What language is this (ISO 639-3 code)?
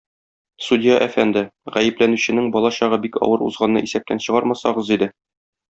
tat